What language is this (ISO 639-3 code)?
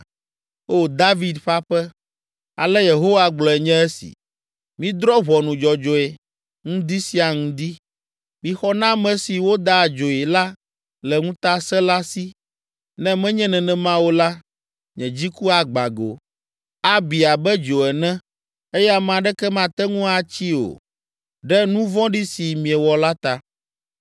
ewe